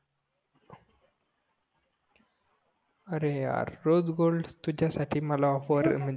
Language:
Marathi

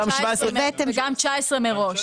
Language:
Hebrew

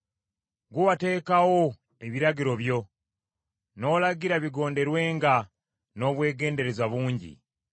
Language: Ganda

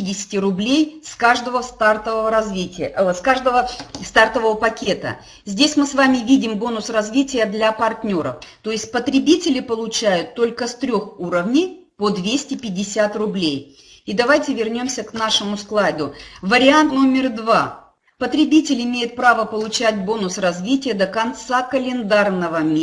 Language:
Russian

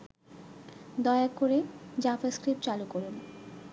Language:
Bangla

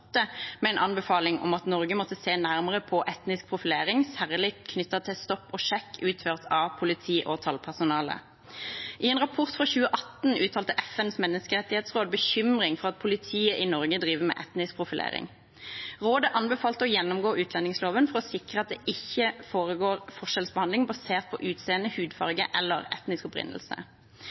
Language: Norwegian Bokmål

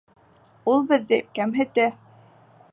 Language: Bashkir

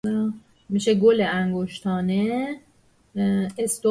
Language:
Persian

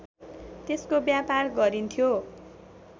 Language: Nepali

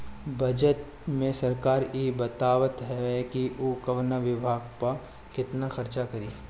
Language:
Bhojpuri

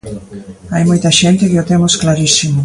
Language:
Galician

